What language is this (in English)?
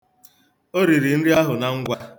Igbo